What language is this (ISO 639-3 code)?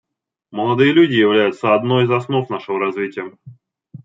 rus